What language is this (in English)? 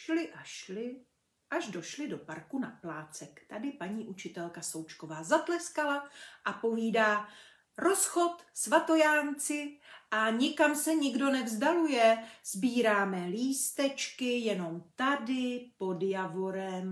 Czech